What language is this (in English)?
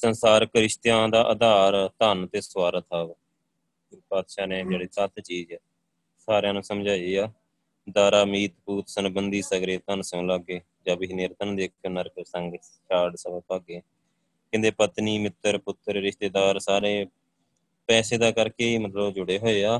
Punjabi